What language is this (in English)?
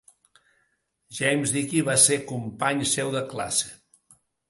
Catalan